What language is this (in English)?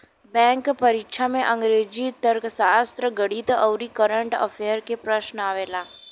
Bhojpuri